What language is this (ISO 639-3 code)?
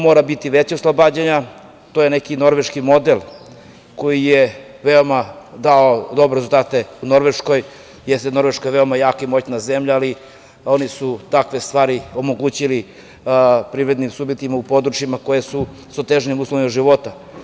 srp